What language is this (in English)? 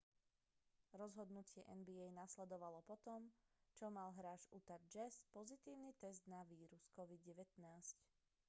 Slovak